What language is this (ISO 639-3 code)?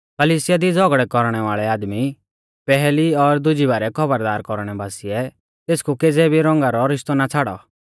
bfz